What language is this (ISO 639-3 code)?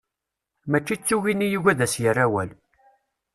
kab